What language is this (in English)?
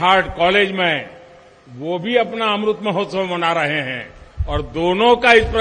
Hindi